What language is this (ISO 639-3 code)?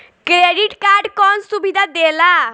bho